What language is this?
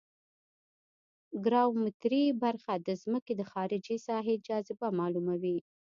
Pashto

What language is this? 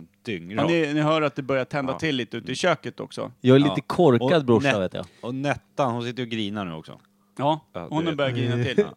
Swedish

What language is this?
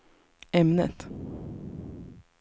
Swedish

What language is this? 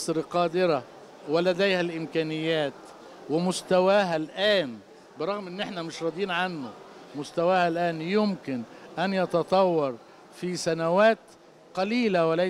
Arabic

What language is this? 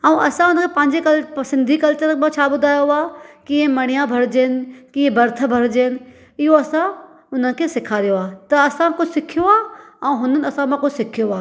Sindhi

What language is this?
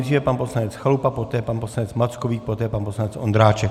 Czech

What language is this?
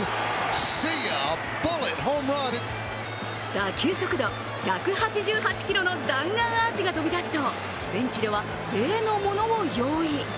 Japanese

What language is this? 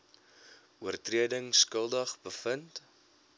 Afrikaans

